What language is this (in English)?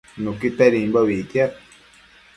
Matsés